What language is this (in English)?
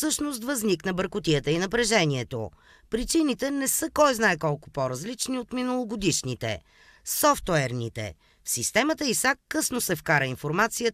Bulgarian